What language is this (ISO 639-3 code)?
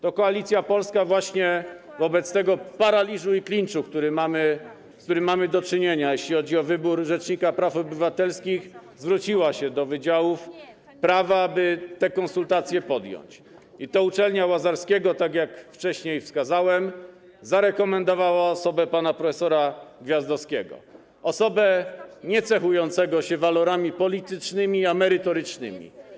pol